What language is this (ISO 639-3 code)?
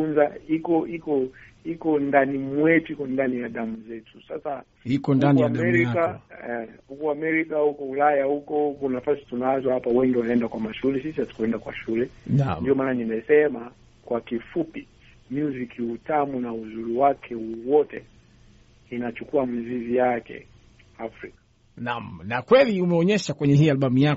swa